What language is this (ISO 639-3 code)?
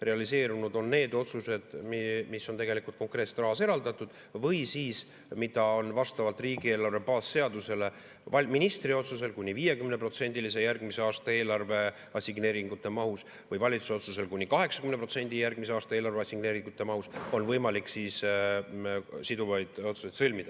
est